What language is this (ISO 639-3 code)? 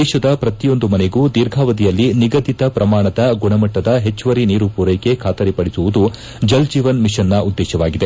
kan